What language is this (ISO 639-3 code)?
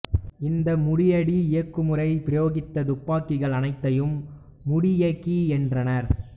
tam